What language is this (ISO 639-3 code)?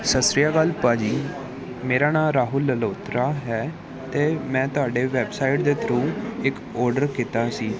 pan